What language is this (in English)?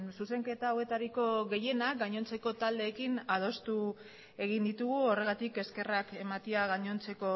Basque